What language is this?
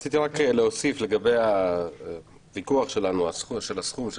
Hebrew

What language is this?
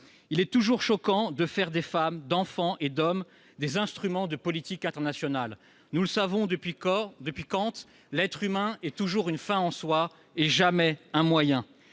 French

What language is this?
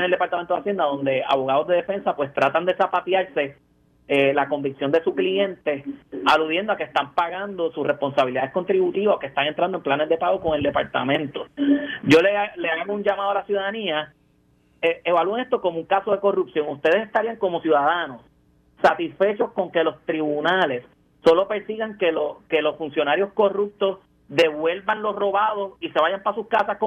Spanish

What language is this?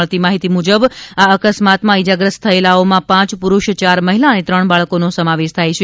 Gujarati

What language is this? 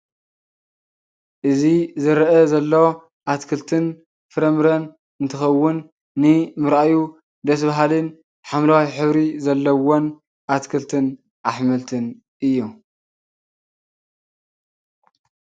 Tigrinya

